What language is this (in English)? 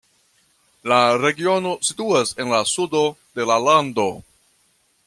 Esperanto